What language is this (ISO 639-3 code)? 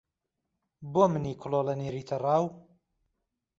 ckb